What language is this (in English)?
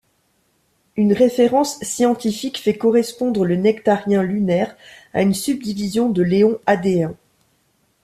French